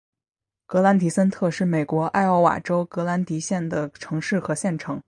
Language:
Chinese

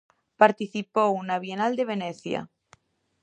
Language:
Galician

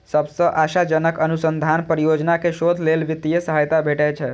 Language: Maithili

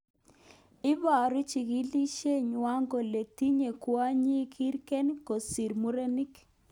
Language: Kalenjin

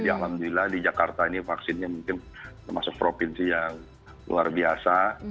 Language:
Indonesian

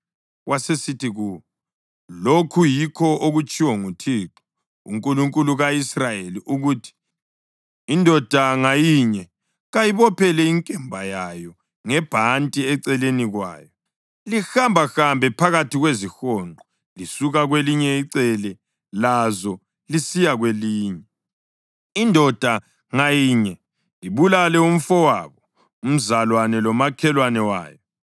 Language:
North Ndebele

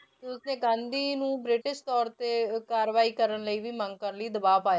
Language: Punjabi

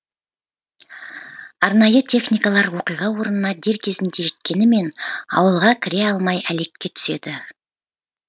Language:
Kazakh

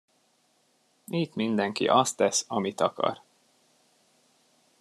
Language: Hungarian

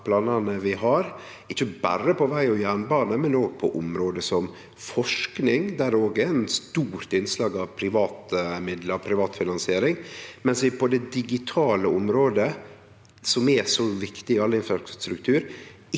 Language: Norwegian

